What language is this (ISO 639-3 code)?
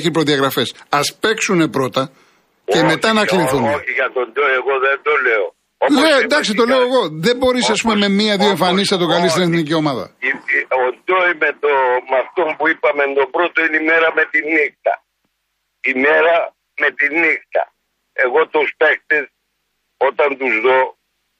ell